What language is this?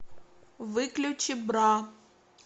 Russian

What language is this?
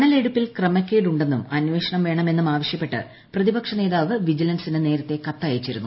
Malayalam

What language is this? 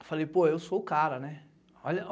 Portuguese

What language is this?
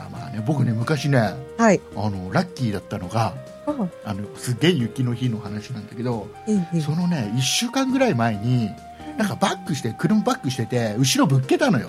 Japanese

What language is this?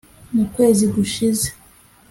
Kinyarwanda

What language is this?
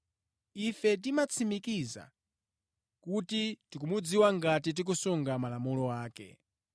Nyanja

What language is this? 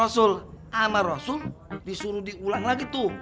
Indonesian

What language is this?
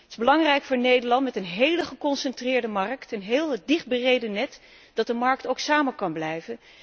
Dutch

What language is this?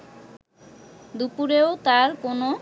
Bangla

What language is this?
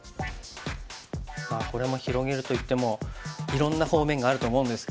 Japanese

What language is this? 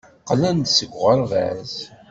Kabyle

